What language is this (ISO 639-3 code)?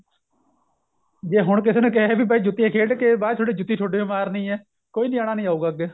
pan